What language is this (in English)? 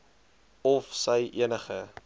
Afrikaans